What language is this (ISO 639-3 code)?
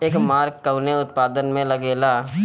bho